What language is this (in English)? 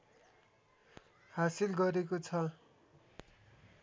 Nepali